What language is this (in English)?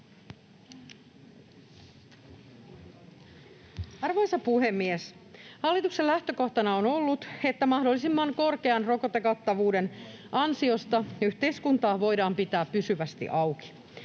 Finnish